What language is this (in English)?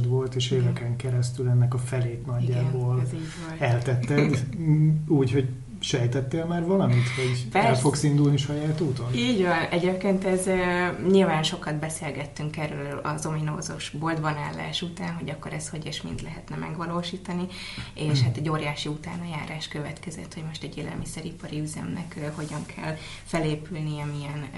Hungarian